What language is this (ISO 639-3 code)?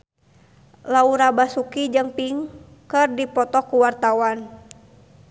sun